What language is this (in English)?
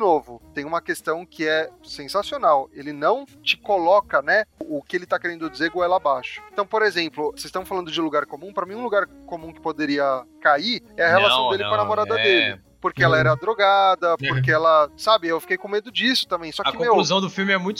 Portuguese